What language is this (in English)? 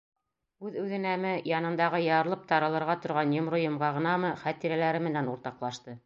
Bashkir